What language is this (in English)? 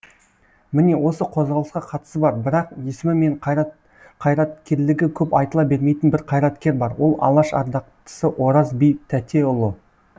Kazakh